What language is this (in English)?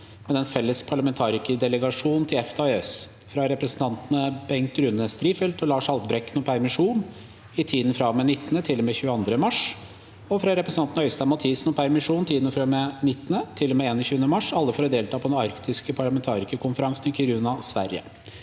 Norwegian